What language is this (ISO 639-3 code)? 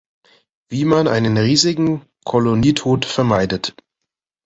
deu